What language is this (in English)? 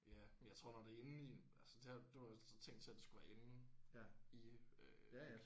Danish